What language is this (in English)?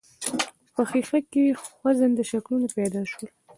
Pashto